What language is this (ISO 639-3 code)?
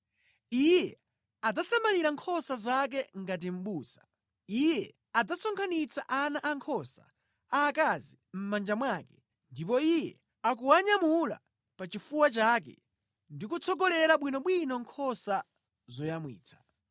nya